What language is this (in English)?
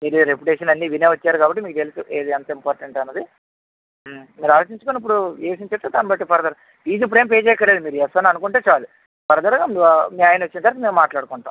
Telugu